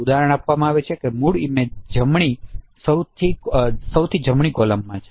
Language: Gujarati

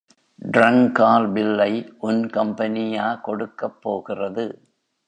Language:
Tamil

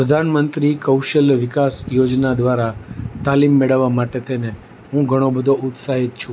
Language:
Gujarati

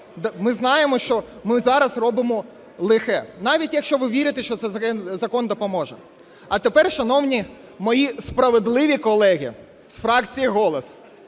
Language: Ukrainian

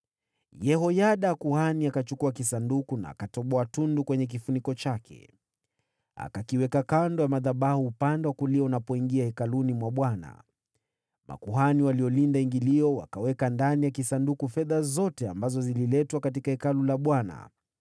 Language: Swahili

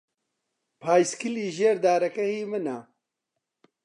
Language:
Central Kurdish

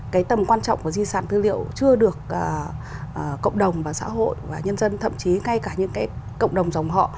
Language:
Vietnamese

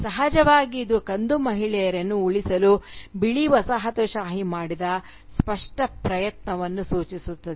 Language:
Kannada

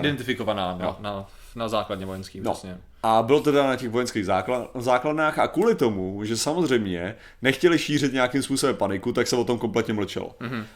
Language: Czech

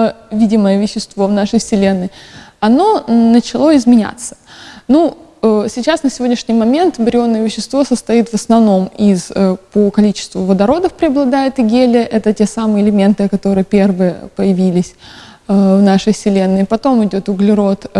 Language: Russian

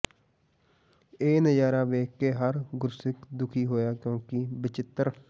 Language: Punjabi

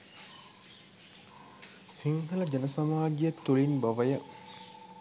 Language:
Sinhala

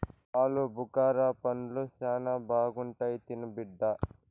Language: Telugu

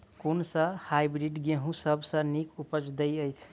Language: Maithili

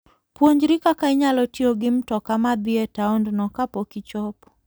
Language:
Luo (Kenya and Tanzania)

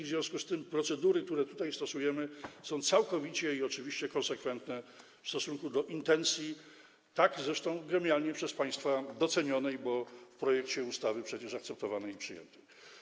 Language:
Polish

